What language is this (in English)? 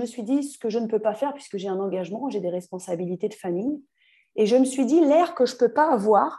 French